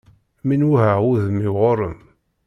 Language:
Kabyle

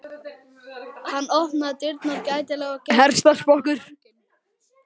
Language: Icelandic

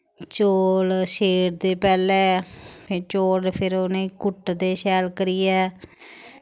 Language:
Dogri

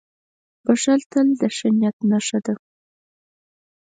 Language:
Pashto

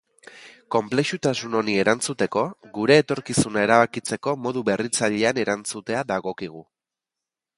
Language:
Basque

